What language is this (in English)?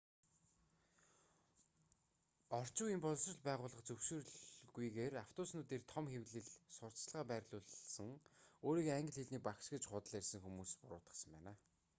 Mongolian